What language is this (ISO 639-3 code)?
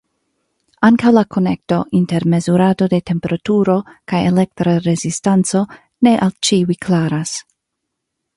epo